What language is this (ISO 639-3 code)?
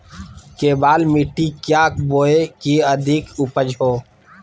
mag